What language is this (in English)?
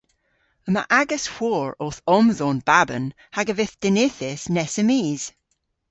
Cornish